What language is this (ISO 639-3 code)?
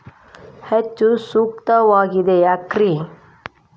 kan